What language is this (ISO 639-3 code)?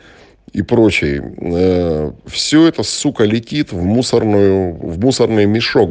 rus